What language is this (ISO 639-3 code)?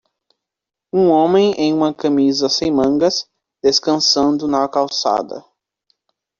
por